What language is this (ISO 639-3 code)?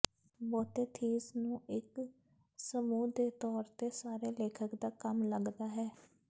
pan